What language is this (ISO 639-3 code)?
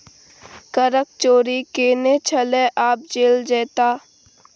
mai